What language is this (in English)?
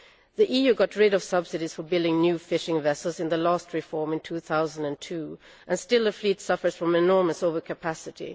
English